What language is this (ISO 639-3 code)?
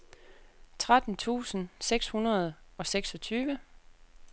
dan